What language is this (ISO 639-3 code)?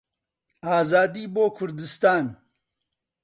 ckb